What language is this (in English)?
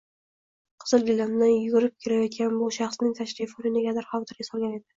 Uzbek